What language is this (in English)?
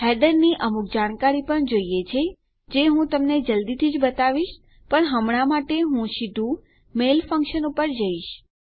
Gujarati